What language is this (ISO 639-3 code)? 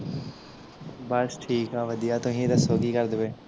pan